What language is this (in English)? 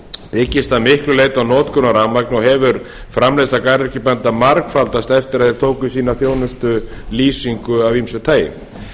Icelandic